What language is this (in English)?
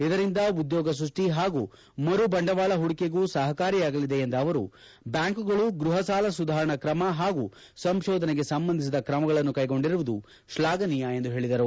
Kannada